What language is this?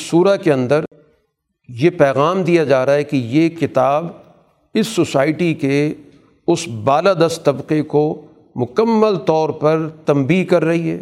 Urdu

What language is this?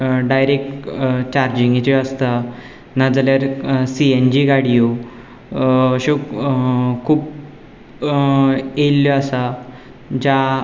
Konkani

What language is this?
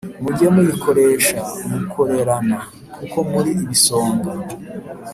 Kinyarwanda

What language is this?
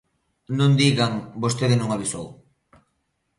Galician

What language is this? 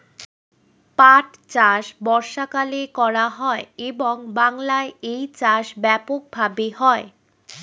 Bangla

